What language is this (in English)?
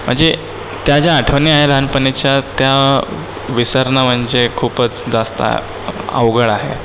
Marathi